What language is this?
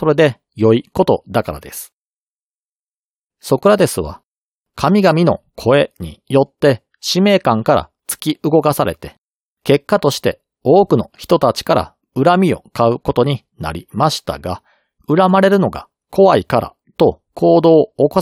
Japanese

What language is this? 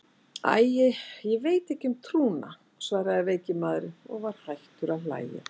Icelandic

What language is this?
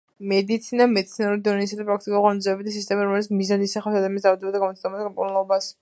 Georgian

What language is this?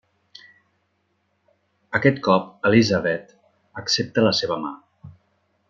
Catalan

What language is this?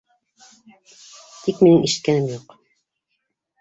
Bashkir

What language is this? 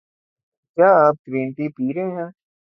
Urdu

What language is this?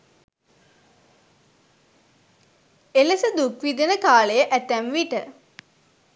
Sinhala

